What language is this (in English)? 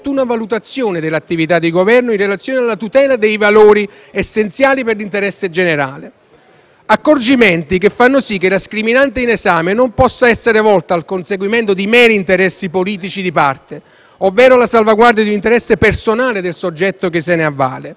Italian